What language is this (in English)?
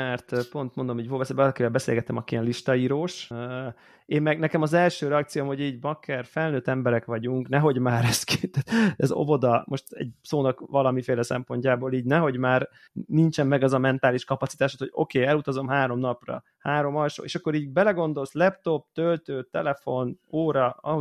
Hungarian